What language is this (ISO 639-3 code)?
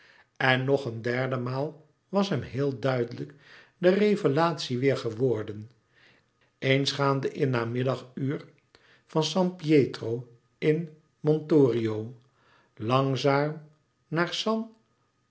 nld